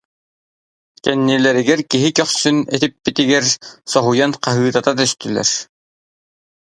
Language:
Yakut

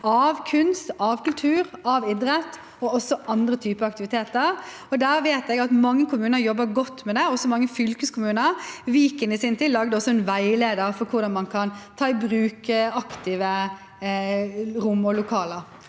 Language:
Norwegian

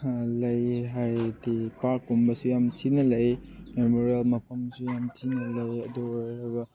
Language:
Manipuri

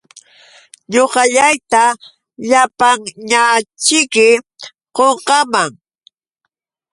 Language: Yauyos Quechua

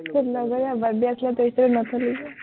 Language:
Assamese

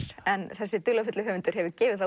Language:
Icelandic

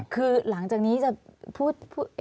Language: Thai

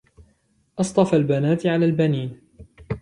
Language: Arabic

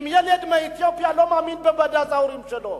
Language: Hebrew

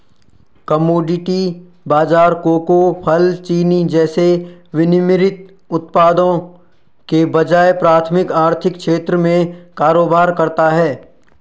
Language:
Hindi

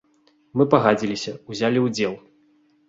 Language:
Belarusian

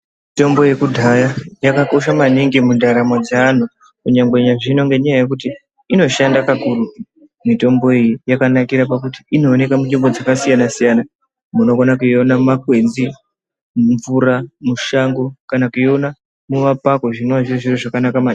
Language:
Ndau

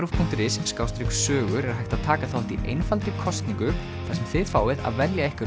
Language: Icelandic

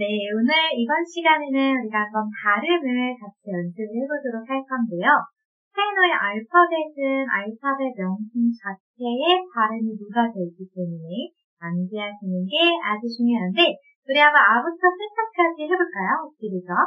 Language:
Korean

